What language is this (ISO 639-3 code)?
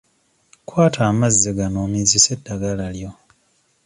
lug